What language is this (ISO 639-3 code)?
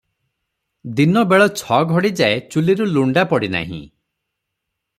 ori